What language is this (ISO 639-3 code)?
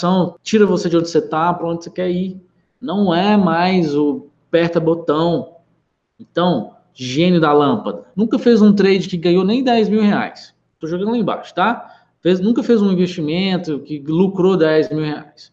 por